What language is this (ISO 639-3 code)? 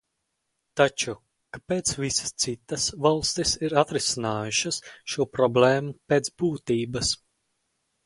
lav